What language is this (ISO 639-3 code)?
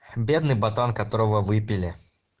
rus